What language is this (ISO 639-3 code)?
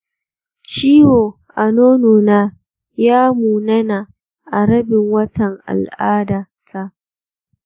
hau